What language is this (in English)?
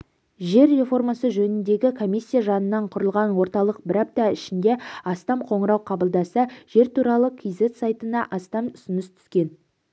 Kazakh